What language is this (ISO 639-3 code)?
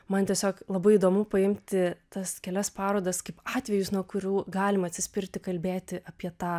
lit